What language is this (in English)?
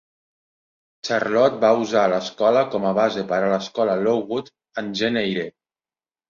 Catalan